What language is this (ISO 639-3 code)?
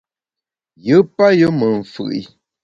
bax